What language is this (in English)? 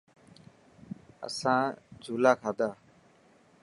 Dhatki